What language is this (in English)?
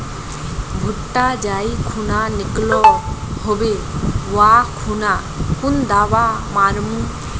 Magahi